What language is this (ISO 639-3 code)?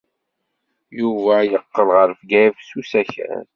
kab